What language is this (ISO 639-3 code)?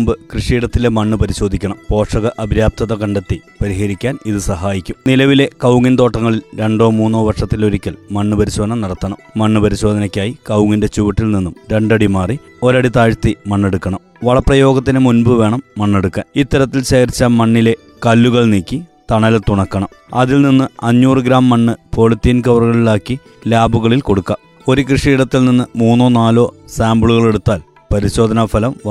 mal